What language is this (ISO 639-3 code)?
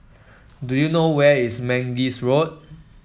eng